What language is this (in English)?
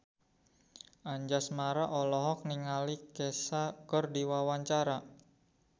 Sundanese